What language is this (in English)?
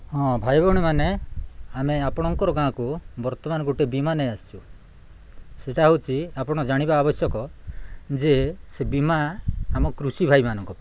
Odia